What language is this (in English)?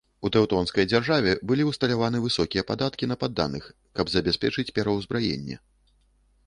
Belarusian